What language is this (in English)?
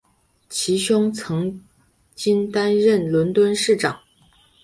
Chinese